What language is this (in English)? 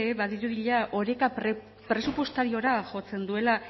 Basque